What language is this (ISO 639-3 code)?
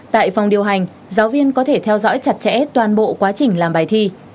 vie